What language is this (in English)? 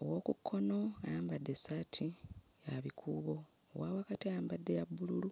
Ganda